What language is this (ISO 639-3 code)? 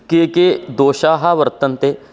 san